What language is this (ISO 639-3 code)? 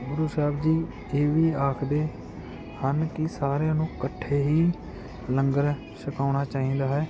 pan